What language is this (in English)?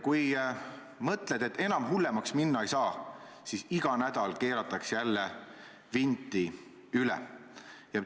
Estonian